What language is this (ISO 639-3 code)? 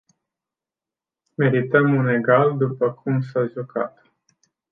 ron